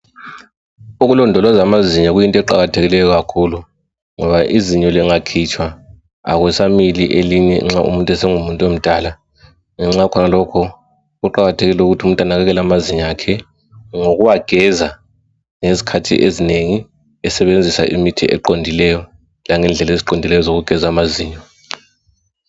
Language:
North Ndebele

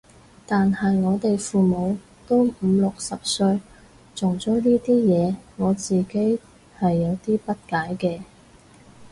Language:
Cantonese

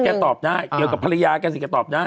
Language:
Thai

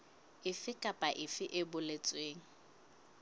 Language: Southern Sotho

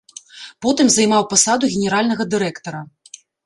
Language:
Belarusian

